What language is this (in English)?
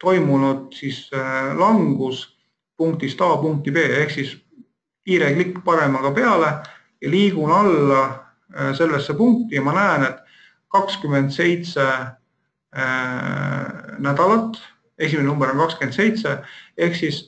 Finnish